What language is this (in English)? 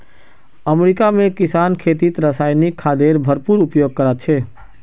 Magahi